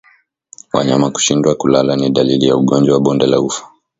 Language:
Swahili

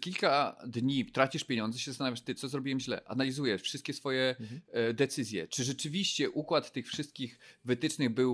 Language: Polish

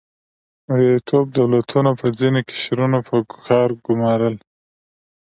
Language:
Pashto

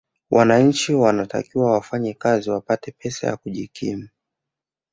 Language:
Swahili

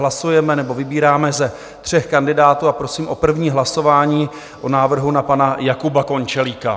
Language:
Czech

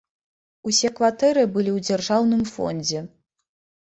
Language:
Belarusian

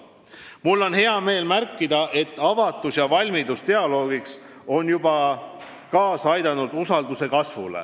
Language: Estonian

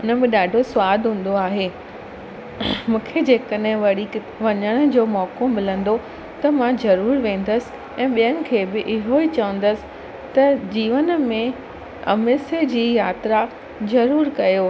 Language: Sindhi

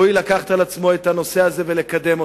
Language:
Hebrew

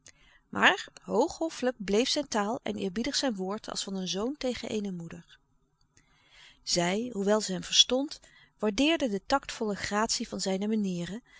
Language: Dutch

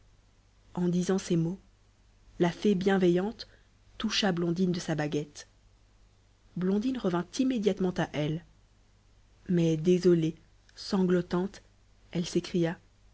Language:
French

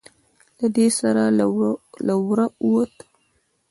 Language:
Pashto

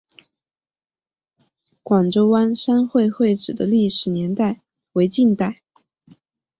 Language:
Chinese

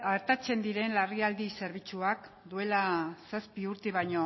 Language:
Basque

